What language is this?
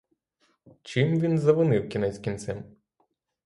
Ukrainian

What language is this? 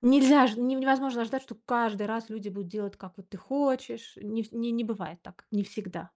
Russian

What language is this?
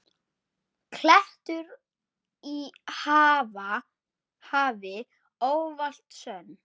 Icelandic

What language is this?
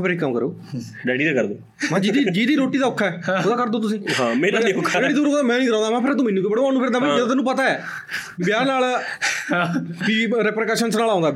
Punjabi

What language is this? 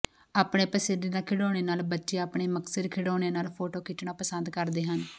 Punjabi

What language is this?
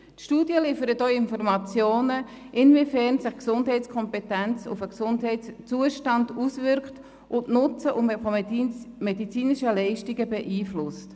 Swiss German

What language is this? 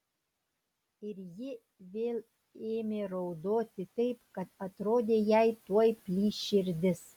Lithuanian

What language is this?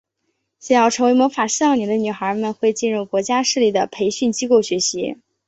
Chinese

